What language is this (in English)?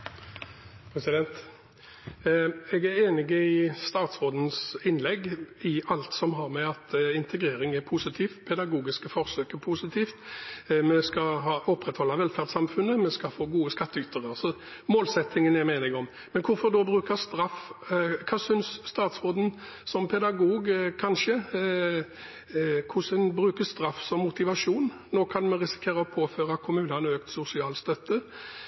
Norwegian Bokmål